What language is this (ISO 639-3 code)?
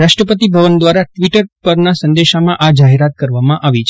guj